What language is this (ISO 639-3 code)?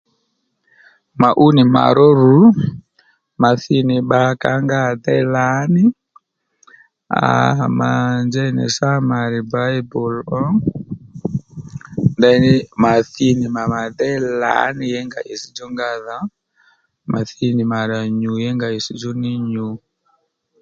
led